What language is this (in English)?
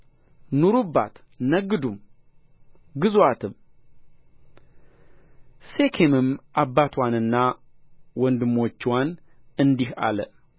Amharic